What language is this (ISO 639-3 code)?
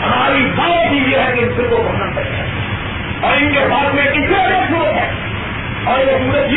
urd